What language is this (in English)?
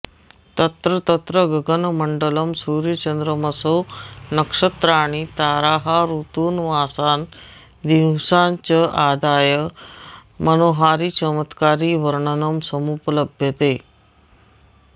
Sanskrit